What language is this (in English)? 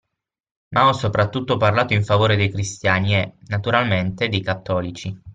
Italian